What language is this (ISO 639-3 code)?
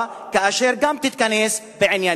heb